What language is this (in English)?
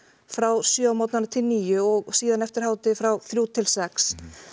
Icelandic